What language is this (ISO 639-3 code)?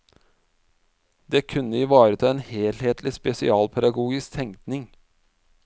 nor